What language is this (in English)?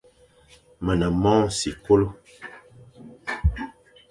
Fang